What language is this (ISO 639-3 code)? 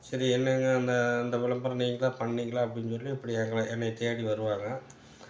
tam